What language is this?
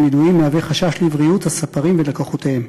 Hebrew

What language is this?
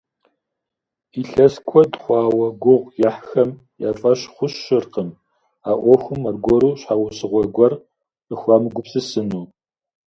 Kabardian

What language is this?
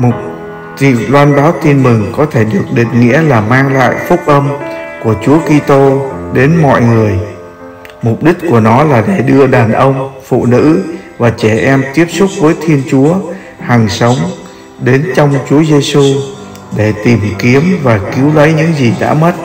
Vietnamese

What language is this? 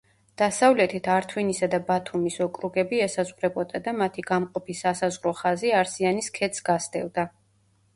Georgian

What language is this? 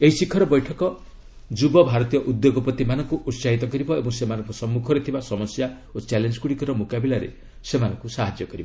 Odia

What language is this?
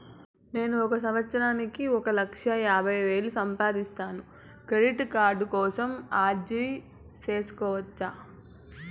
Telugu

